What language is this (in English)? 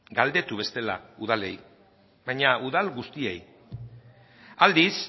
Basque